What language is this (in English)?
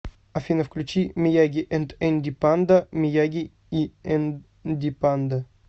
Russian